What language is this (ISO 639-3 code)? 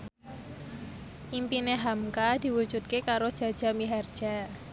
jav